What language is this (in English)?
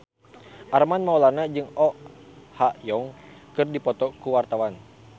Sundanese